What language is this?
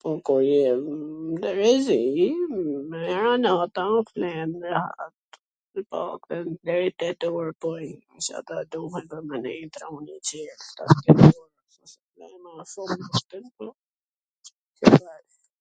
Gheg Albanian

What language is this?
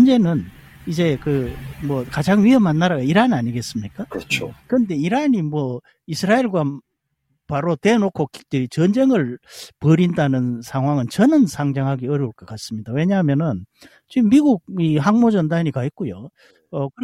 Korean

